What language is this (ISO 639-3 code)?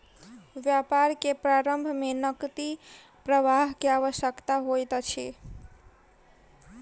mai